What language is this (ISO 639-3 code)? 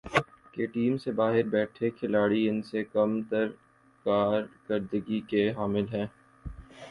urd